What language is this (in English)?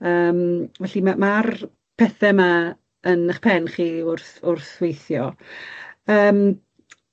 Welsh